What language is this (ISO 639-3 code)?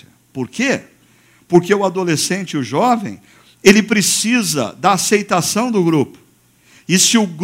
por